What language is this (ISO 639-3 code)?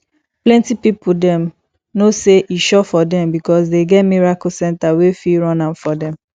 pcm